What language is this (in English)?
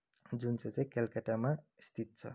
Nepali